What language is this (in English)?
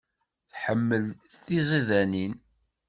Kabyle